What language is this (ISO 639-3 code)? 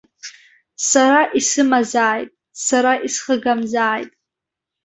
abk